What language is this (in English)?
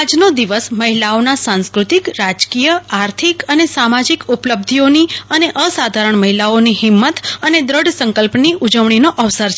Gujarati